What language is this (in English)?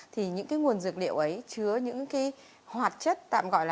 Vietnamese